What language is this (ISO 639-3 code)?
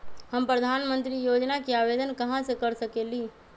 mag